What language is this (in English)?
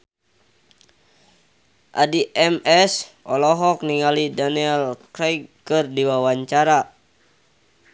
Sundanese